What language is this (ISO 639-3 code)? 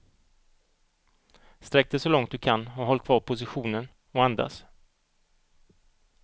swe